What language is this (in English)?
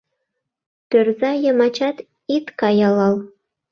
Mari